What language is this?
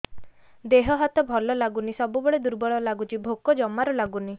Odia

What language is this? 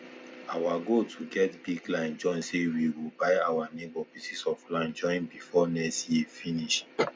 Nigerian Pidgin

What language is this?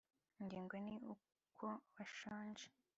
Kinyarwanda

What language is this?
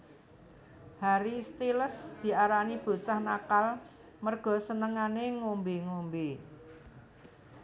Javanese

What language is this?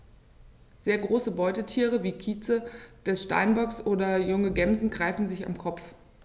German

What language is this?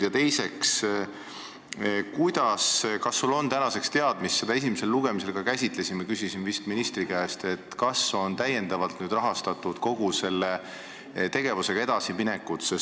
Estonian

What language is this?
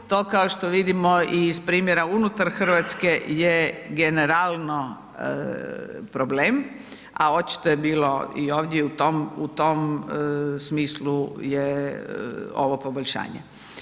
Croatian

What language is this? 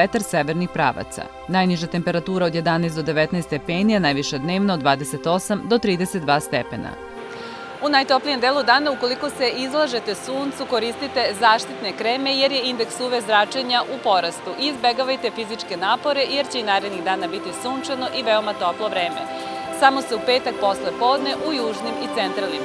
Italian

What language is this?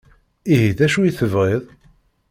Kabyle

